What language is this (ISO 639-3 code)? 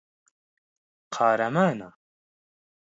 ckb